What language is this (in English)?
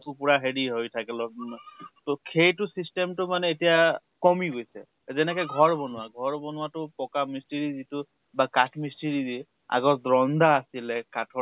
Assamese